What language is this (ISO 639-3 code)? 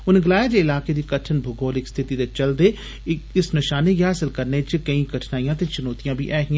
doi